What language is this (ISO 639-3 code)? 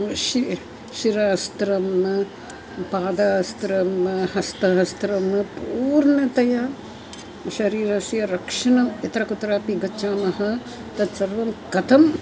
san